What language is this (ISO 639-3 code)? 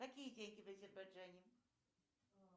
rus